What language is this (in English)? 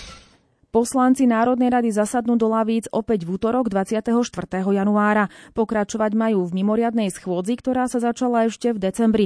Slovak